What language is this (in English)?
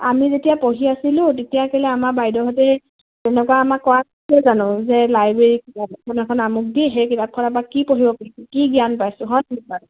Assamese